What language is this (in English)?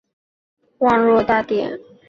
Chinese